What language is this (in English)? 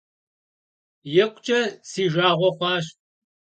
Kabardian